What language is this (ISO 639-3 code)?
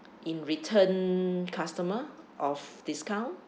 eng